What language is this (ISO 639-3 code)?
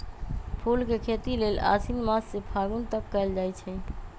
mag